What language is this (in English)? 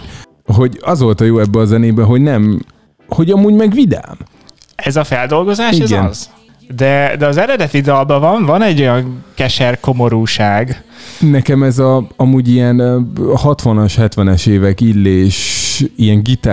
Hungarian